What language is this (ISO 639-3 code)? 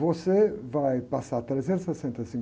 por